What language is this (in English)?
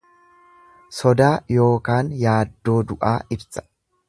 Oromo